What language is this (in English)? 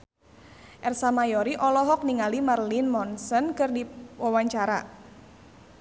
Sundanese